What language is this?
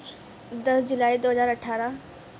Urdu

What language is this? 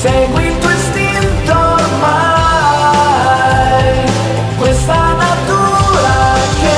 Italian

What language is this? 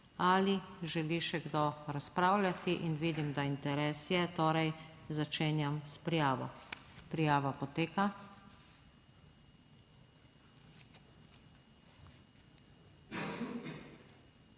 Slovenian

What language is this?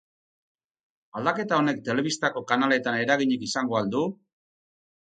Basque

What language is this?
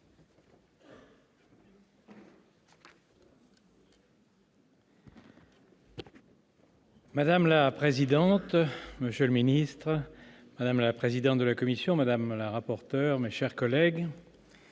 French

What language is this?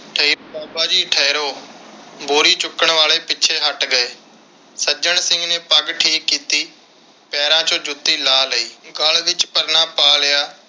Punjabi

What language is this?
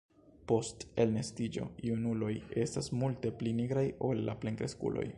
Esperanto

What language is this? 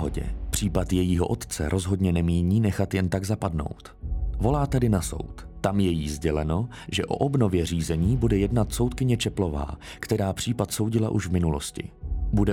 Czech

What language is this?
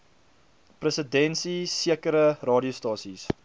Afrikaans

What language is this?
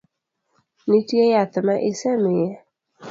Luo (Kenya and Tanzania)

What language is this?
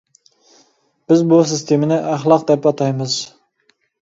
Uyghur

